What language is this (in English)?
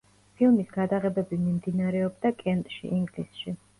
Georgian